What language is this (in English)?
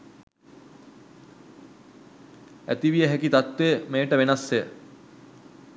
Sinhala